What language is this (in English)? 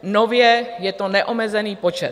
Czech